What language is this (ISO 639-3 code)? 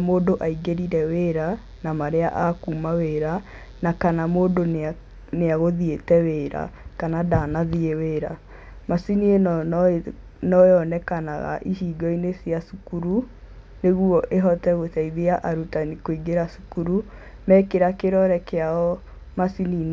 kik